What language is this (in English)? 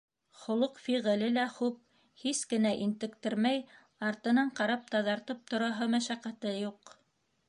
Bashkir